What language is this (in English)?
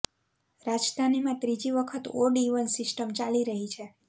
Gujarati